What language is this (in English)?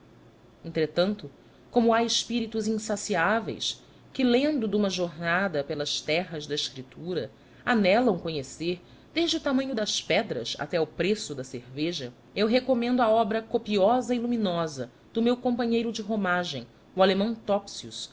Portuguese